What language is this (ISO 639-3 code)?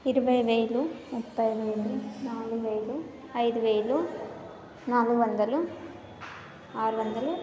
tel